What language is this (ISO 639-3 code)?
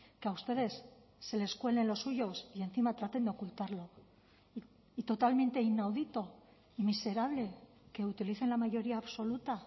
spa